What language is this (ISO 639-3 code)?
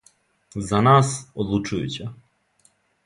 srp